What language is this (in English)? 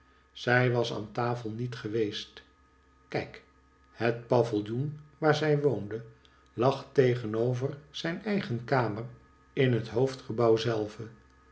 Dutch